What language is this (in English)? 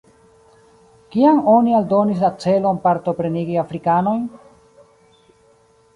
Esperanto